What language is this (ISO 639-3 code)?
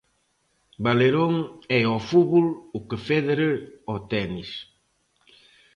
glg